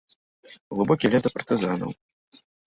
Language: Belarusian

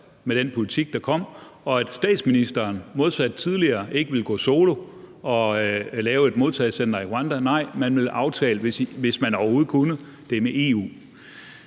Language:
Danish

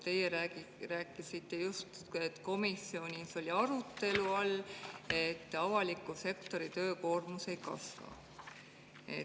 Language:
Estonian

